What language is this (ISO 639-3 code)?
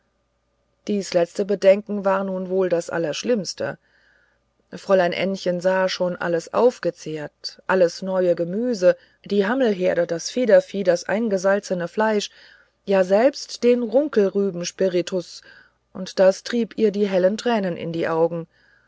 deu